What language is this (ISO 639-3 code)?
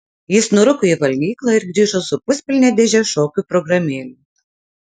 lit